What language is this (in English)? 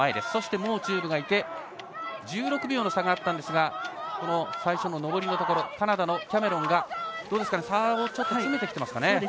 Japanese